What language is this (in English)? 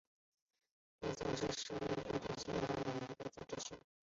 Chinese